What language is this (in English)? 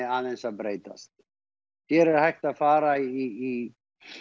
Icelandic